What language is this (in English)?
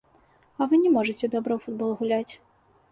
Belarusian